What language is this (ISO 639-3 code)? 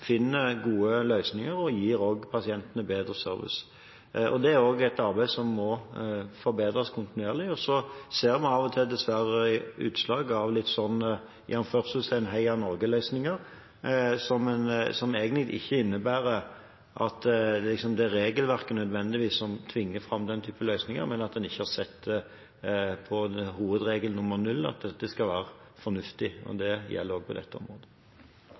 nob